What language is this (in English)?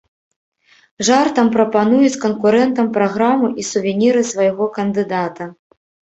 Belarusian